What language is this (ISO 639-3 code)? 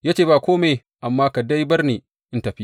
hau